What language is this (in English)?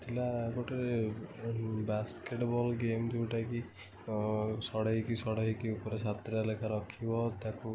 Odia